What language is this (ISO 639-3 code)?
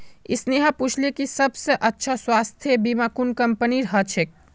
mag